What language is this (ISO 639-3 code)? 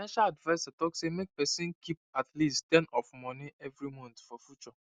pcm